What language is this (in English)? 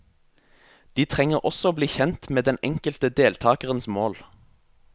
Norwegian